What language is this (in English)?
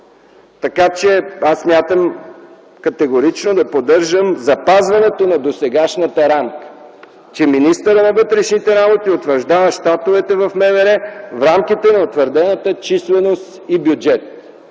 Bulgarian